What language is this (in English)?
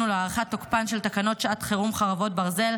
Hebrew